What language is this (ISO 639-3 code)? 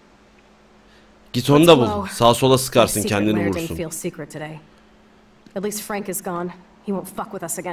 tur